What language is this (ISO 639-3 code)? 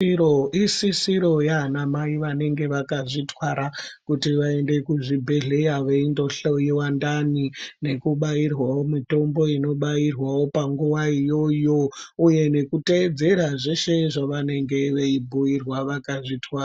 ndc